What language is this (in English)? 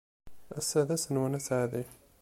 Kabyle